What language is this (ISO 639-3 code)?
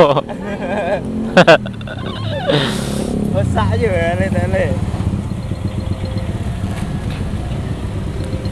ind